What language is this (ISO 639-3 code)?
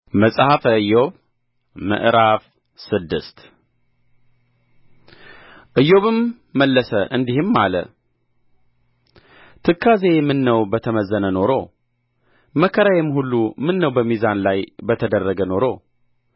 amh